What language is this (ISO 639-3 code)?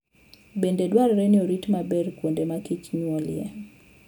luo